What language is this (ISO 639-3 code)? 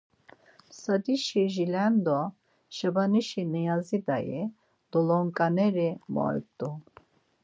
lzz